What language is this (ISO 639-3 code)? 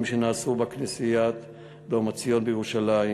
heb